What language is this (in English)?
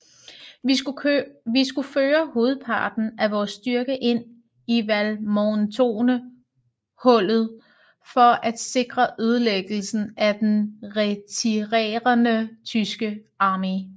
Danish